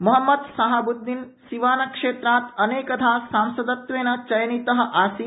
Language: Sanskrit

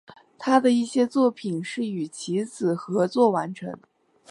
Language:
Chinese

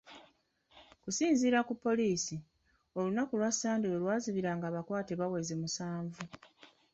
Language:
Ganda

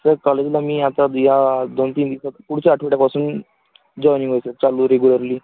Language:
Marathi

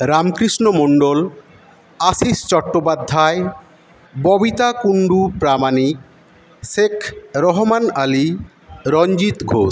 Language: Bangla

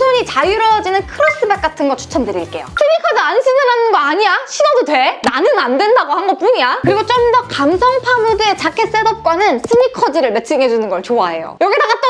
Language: Korean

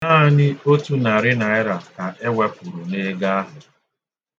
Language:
Igbo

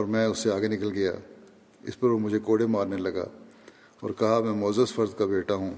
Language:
Urdu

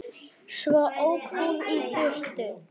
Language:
Icelandic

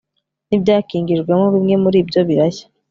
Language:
Kinyarwanda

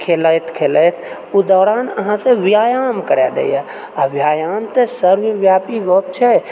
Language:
Maithili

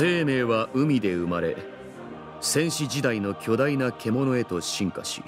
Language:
Japanese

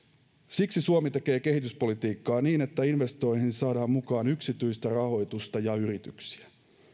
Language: Finnish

